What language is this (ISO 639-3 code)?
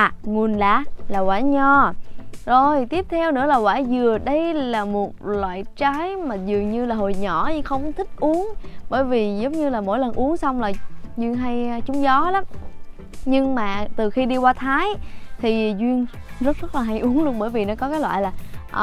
vie